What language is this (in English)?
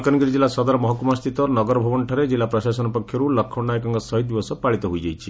Odia